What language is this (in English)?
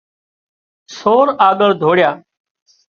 Wadiyara Koli